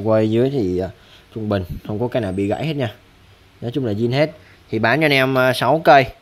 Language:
Vietnamese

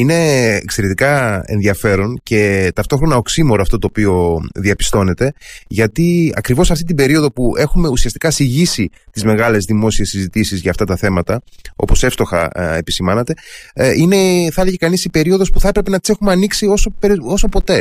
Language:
Greek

